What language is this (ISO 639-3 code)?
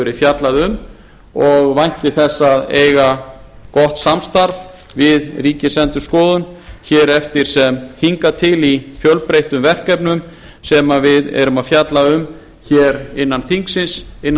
isl